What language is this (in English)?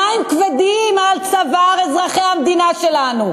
Hebrew